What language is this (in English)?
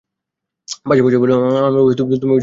Bangla